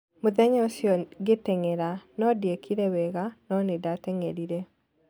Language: Kikuyu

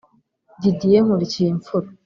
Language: Kinyarwanda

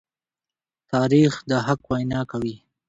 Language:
Pashto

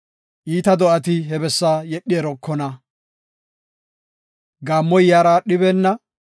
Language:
Gofa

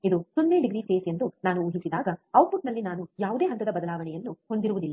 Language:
Kannada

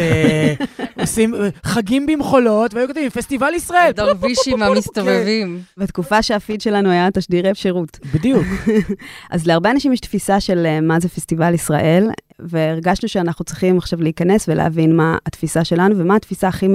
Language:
Hebrew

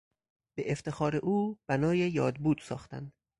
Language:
Persian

